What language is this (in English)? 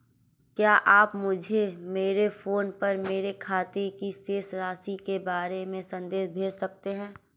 Hindi